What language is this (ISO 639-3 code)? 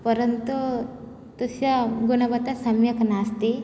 san